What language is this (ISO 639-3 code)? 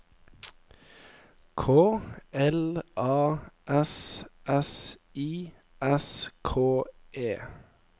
nor